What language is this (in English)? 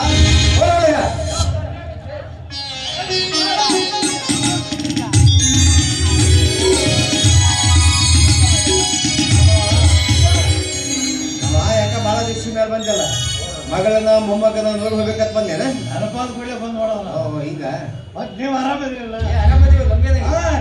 Arabic